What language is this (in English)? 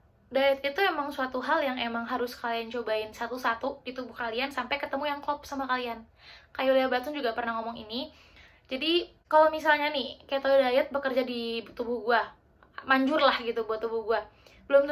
Indonesian